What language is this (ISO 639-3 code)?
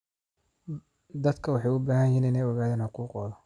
som